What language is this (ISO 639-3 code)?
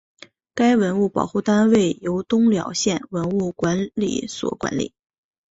zho